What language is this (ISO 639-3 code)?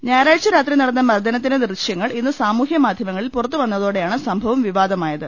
mal